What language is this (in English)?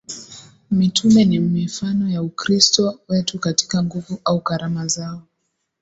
Swahili